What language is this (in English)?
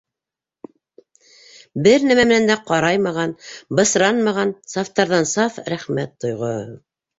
Bashkir